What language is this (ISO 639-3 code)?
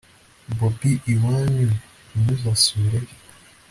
kin